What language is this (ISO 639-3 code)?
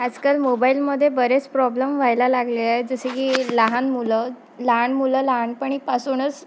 mar